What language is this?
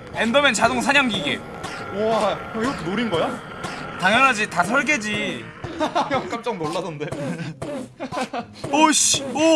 Korean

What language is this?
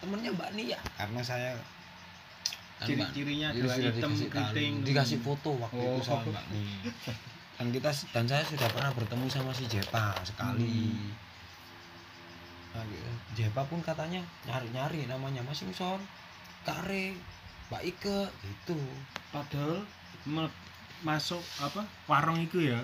Indonesian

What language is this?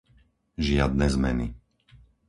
Slovak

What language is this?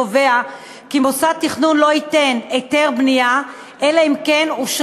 Hebrew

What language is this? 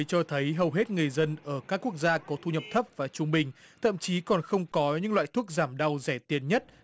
Vietnamese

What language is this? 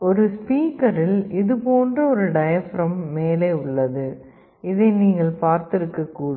Tamil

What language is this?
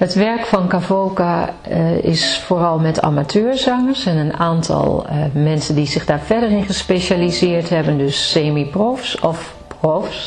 Dutch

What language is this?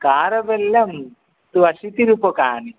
Sanskrit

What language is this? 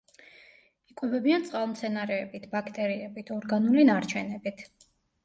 Georgian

